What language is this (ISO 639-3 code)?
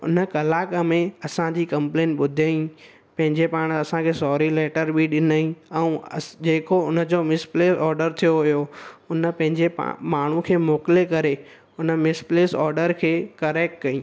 snd